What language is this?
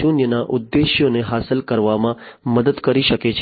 Gujarati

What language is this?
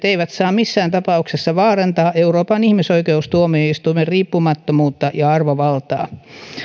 Finnish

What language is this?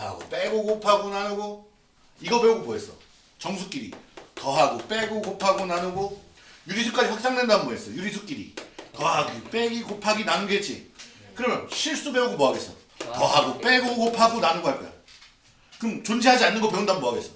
Korean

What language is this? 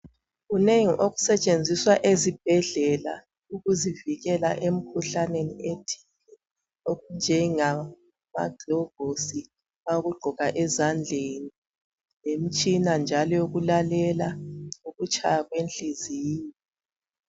North Ndebele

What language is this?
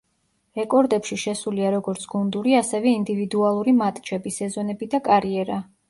Georgian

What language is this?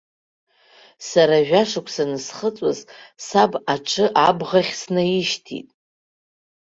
Abkhazian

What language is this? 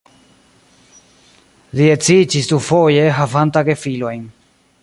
Esperanto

